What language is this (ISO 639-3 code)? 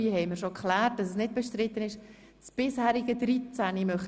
gsw